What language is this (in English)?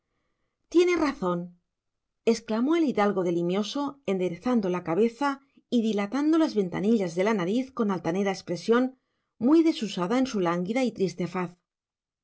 Spanish